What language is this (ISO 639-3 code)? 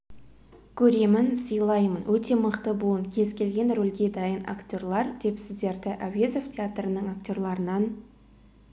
kaz